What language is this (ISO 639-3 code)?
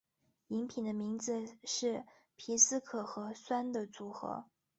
zho